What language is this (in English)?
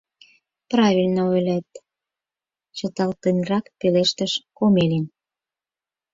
Mari